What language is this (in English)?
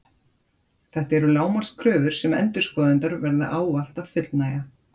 Icelandic